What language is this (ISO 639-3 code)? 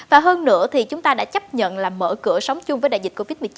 vie